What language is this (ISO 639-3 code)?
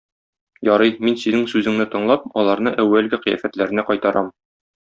tat